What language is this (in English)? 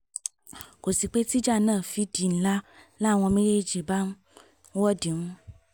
Yoruba